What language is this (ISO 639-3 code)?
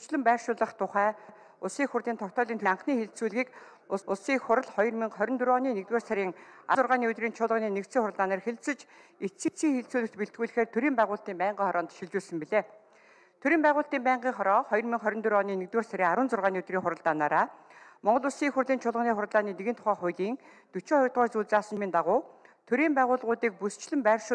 nor